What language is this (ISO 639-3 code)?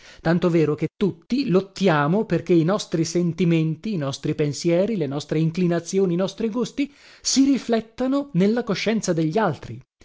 ita